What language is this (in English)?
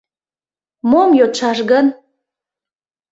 Mari